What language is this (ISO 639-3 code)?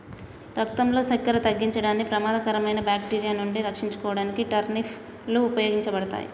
tel